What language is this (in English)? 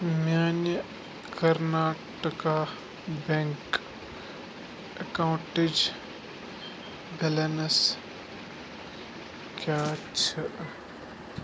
Kashmiri